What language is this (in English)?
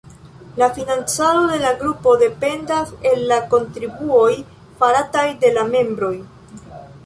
Esperanto